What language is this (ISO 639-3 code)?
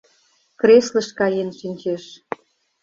chm